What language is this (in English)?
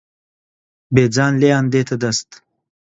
Central Kurdish